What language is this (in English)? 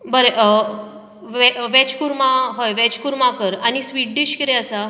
Konkani